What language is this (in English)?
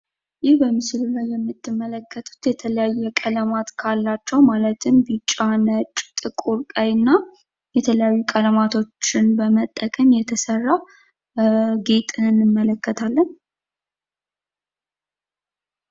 Amharic